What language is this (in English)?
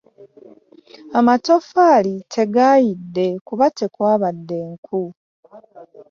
Ganda